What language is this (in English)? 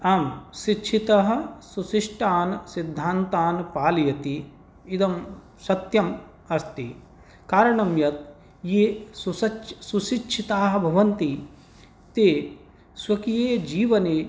Sanskrit